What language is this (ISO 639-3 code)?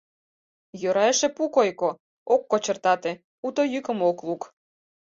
chm